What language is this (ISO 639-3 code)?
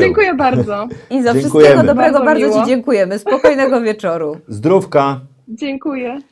pol